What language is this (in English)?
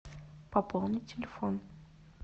Russian